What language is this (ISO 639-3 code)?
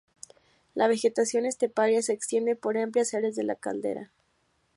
spa